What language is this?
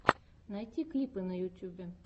Russian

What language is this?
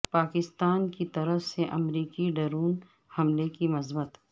Urdu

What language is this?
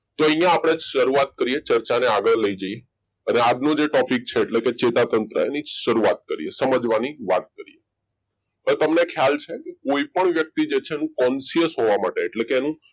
Gujarati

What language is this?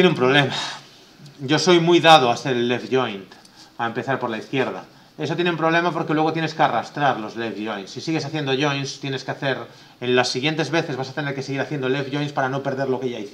Spanish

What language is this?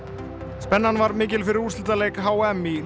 Icelandic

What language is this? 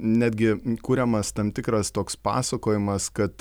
Lithuanian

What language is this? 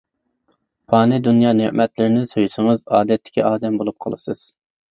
Uyghur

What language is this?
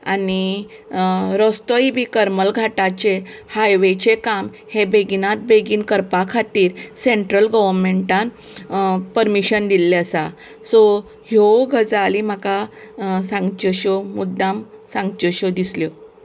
Konkani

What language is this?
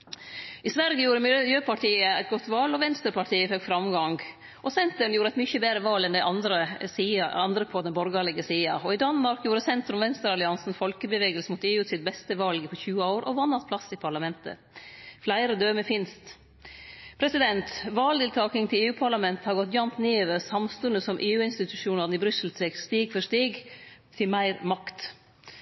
Norwegian Nynorsk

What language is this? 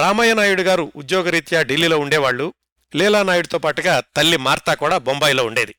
Telugu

